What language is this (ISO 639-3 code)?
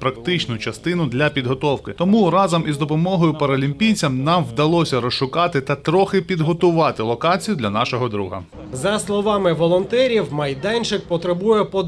ukr